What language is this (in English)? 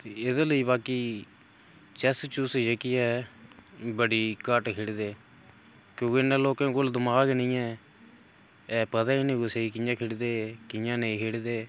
Dogri